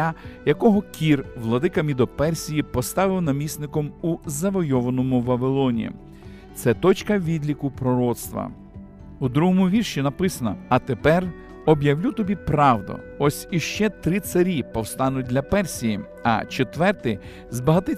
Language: Ukrainian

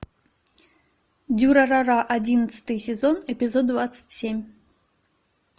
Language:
Russian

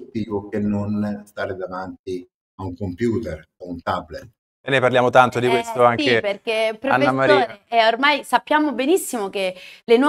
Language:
Italian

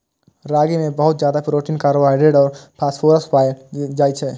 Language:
Maithili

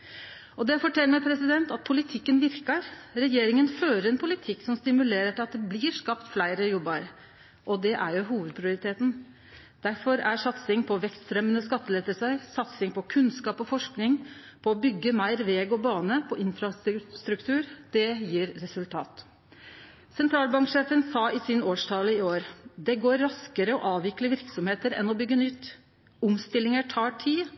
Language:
Norwegian Nynorsk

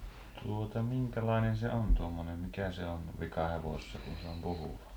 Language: Finnish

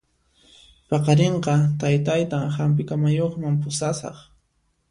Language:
Puno Quechua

